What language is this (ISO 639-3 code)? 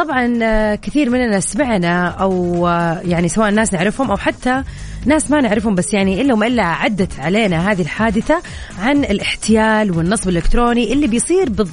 ara